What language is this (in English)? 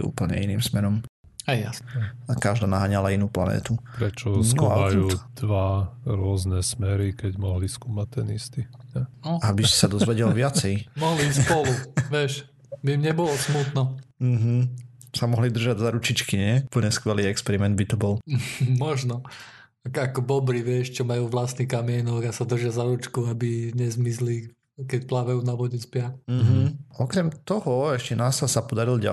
Slovak